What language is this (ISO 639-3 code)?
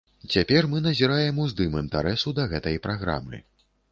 bel